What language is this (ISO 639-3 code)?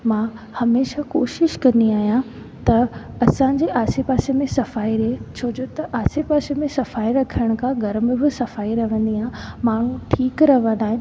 snd